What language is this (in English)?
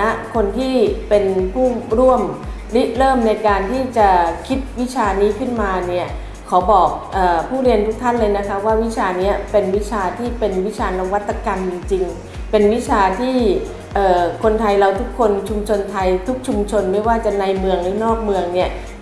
Thai